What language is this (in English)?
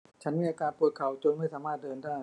Thai